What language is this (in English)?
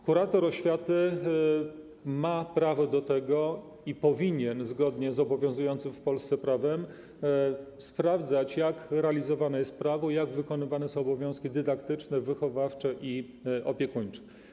Polish